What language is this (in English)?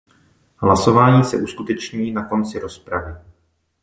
Czech